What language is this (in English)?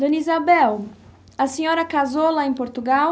Portuguese